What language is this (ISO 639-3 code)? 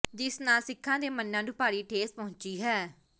pan